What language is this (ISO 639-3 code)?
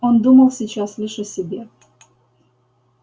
rus